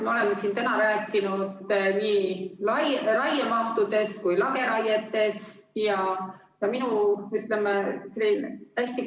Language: Estonian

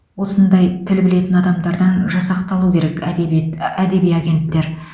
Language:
Kazakh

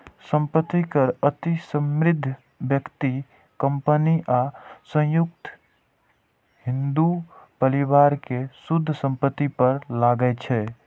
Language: Maithili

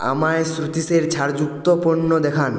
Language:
Bangla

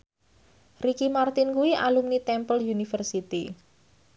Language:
Javanese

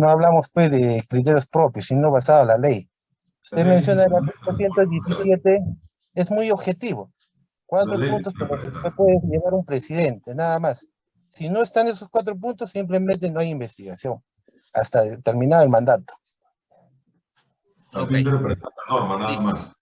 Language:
Spanish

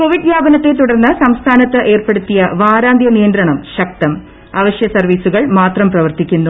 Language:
Malayalam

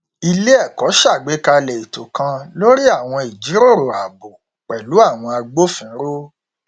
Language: Yoruba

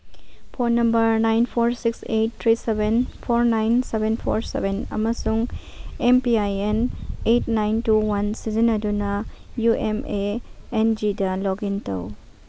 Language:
Manipuri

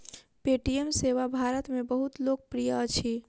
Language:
Maithili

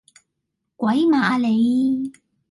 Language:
Cantonese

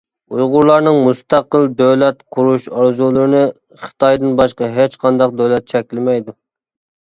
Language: Uyghur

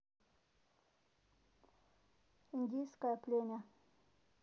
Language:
Russian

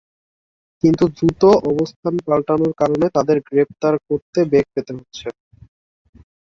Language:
Bangla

